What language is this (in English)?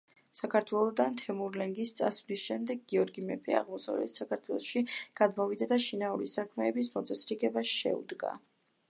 Georgian